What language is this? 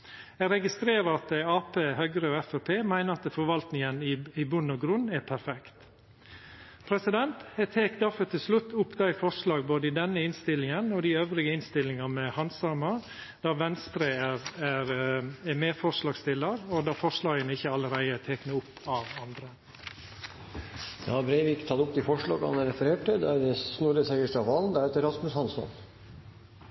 Norwegian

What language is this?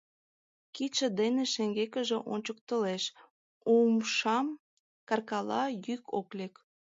Mari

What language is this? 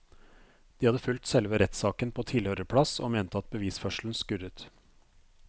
Norwegian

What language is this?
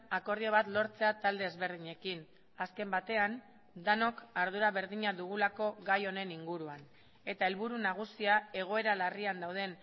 Basque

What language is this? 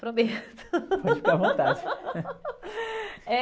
Portuguese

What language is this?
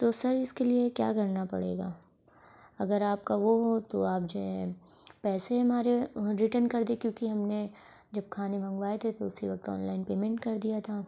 Urdu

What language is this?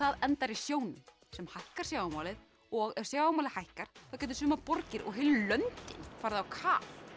Icelandic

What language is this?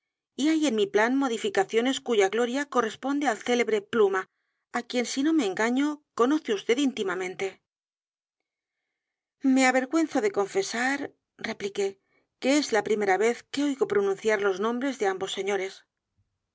Spanish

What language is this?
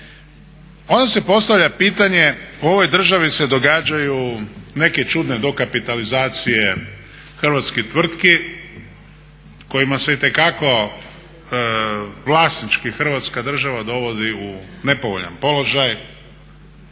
Croatian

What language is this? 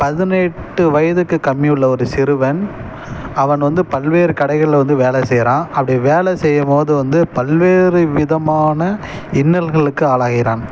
Tamil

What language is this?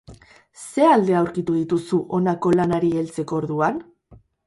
Basque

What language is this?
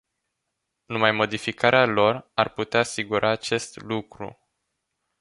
Romanian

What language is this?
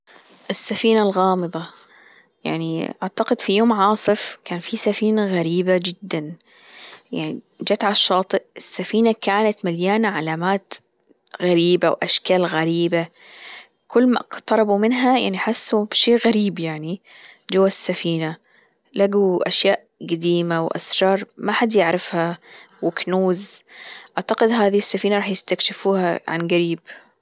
Gulf Arabic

